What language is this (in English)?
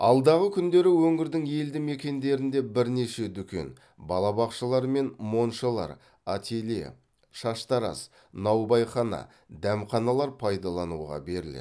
Kazakh